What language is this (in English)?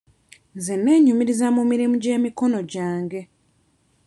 Ganda